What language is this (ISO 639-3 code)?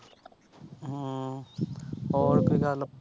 pan